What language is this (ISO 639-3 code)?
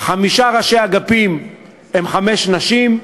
heb